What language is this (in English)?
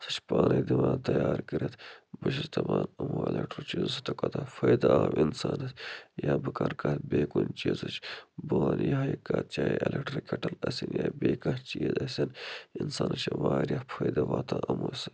Kashmiri